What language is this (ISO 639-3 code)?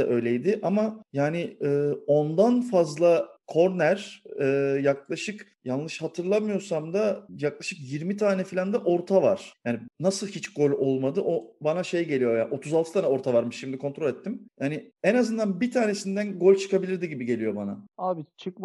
tur